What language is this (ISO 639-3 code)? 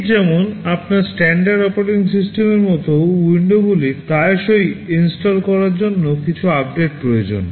ben